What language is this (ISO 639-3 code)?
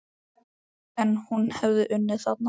isl